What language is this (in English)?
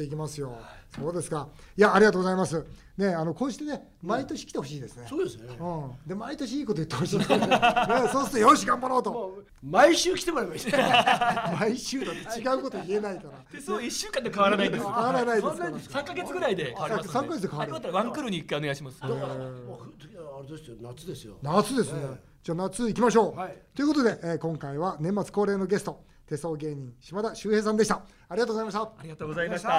Japanese